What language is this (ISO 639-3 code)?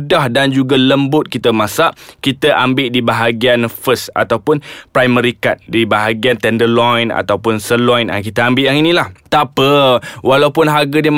msa